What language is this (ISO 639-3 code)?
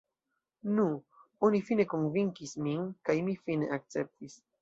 epo